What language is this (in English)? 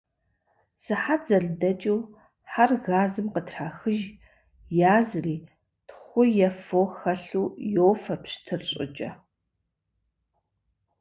Kabardian